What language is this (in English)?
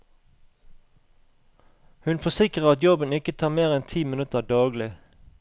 Norwegian